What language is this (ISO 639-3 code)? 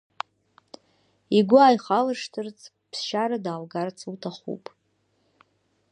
abk